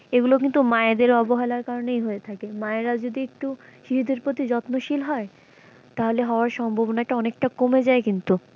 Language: Bangla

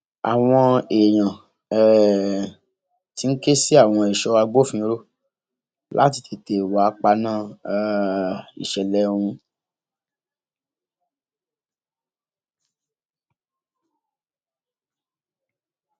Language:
Yoruba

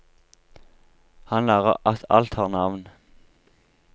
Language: Norwegian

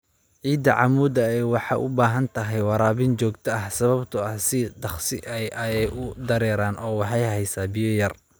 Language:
Somali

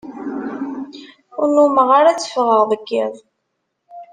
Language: Kabyle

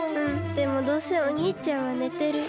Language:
Japanese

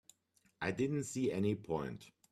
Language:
English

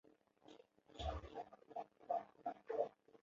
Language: Chinese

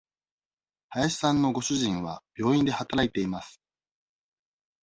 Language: Japanese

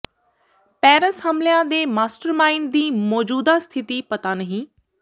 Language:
Punjabi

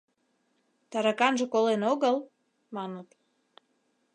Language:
Mari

